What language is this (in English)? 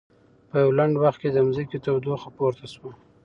Pashto